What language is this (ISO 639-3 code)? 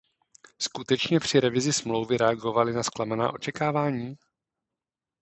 ces